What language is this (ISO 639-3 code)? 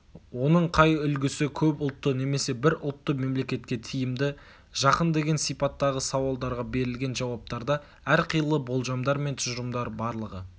kaz